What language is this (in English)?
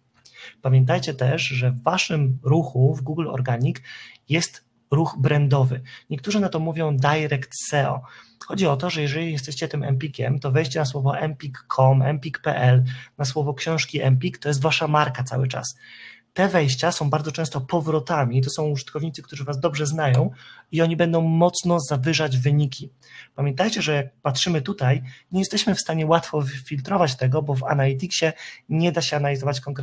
Polish